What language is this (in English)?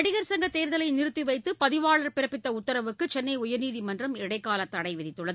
Tamil